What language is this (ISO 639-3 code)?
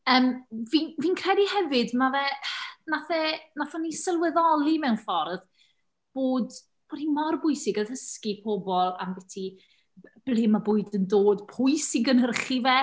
cym